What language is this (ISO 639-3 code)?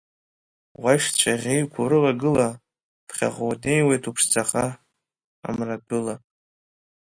abk